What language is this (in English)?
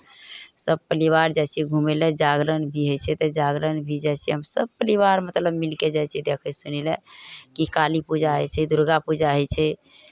Maithili